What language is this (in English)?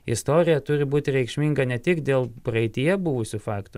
Lithuanian